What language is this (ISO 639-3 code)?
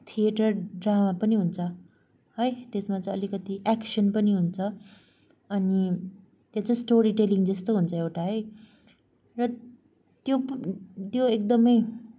nep